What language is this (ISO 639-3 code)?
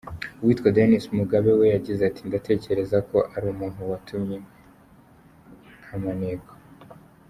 kin